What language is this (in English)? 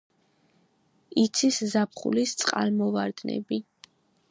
Georgian